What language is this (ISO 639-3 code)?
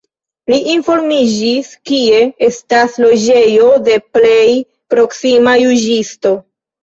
epo